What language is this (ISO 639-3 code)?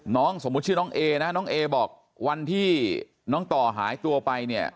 tha